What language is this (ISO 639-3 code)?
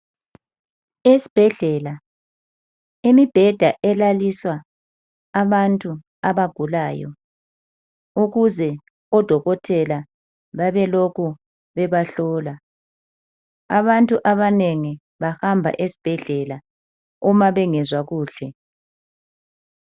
nde